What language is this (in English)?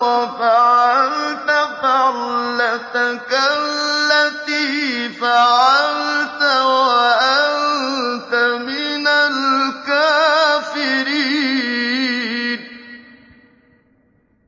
Arabic